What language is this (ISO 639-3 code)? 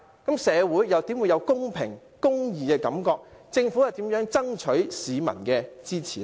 yue